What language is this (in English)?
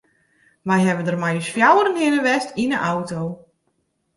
Western Frisian